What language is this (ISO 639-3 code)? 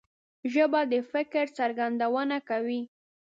pus